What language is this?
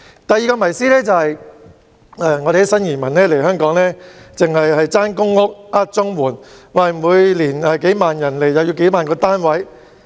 Cantonese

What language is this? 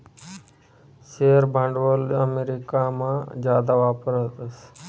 Marathi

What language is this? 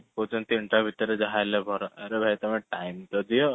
Odia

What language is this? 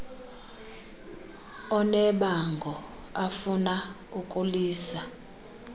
Xhosa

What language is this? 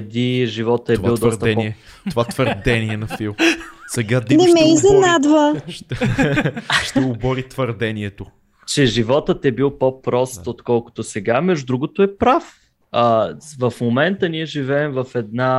Bulgarian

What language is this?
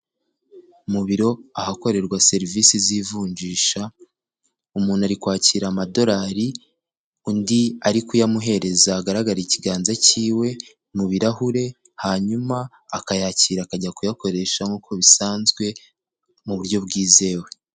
Kinyarwanda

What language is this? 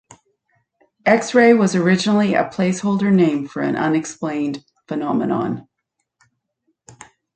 English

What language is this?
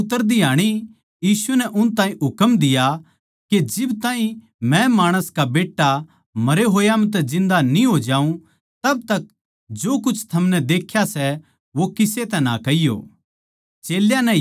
Haryanvi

